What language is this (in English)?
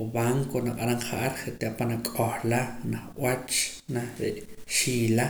Poqomam